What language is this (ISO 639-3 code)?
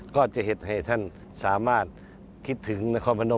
tha